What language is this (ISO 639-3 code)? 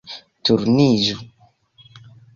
epo